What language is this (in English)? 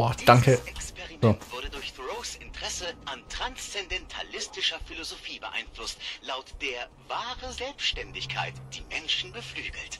German